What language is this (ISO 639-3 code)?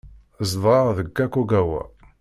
kab